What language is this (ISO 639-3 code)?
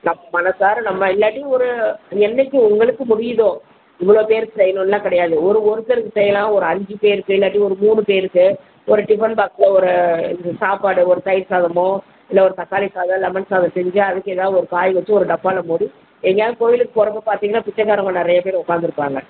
tam